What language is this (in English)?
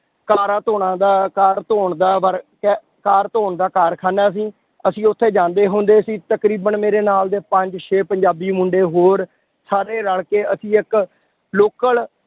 Punjabi